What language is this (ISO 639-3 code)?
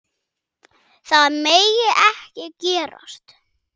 isl